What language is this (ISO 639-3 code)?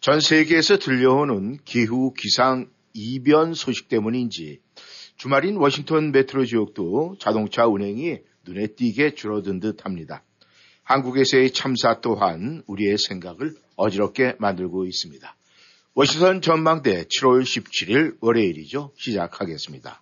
kor